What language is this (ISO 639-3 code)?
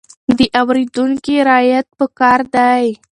pus